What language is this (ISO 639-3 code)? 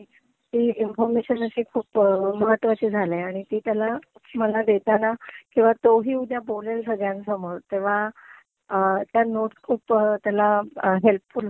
mar